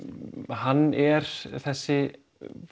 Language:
Icelandic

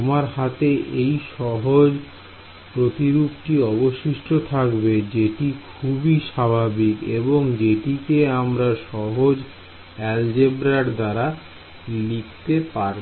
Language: Bangla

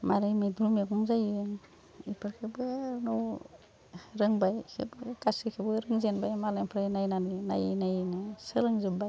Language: Bodo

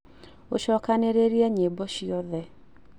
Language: Kikuyu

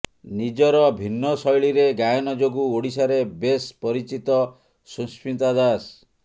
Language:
Odia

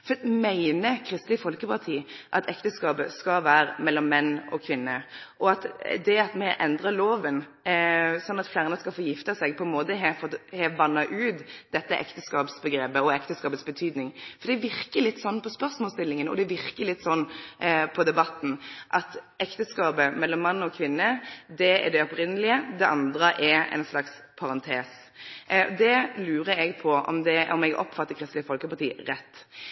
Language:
Norwegian Nynorsk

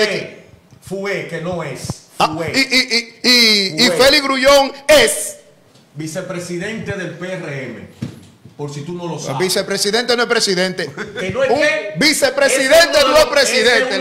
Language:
Spanish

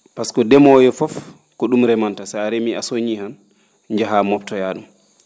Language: Fula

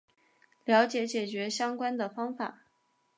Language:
Chinese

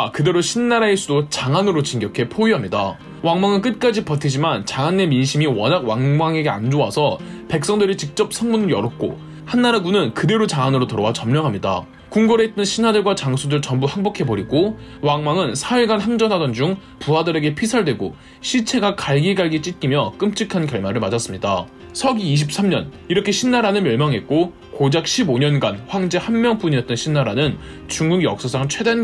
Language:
Korean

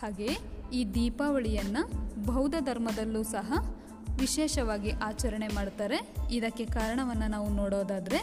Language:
Kannada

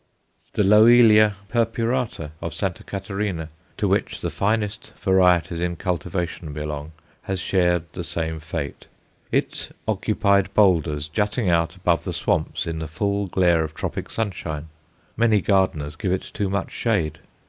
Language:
English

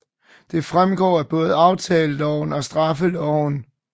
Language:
Danish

